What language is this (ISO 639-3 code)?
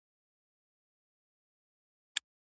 pus